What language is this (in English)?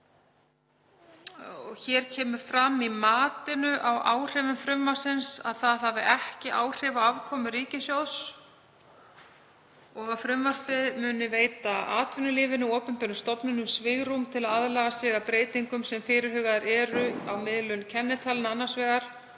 Icelandic